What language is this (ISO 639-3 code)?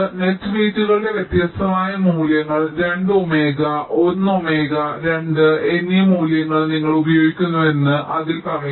mal